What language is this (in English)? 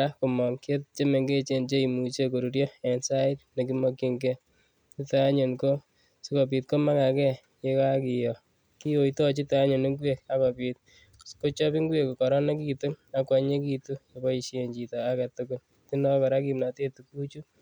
Kalenjin